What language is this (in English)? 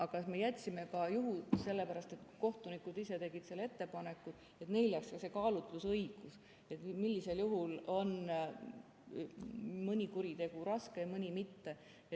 Estonian